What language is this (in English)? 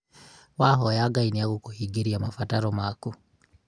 Kikuyu